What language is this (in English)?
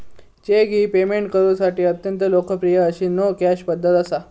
Marathi